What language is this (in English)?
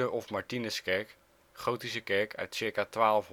Dutch